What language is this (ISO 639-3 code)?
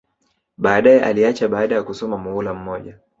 swa